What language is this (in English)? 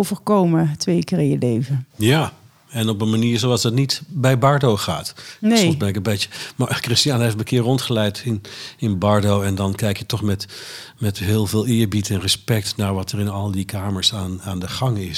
Dutch